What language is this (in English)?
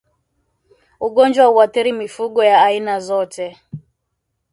Swahili